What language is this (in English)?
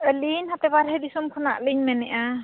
Santali